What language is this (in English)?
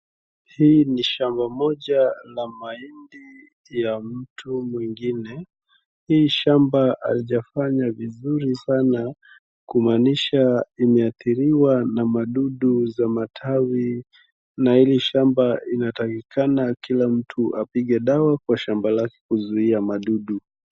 Swahili